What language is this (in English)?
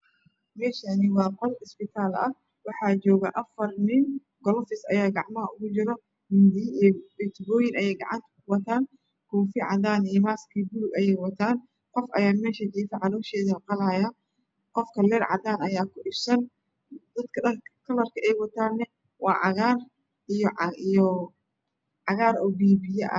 Somali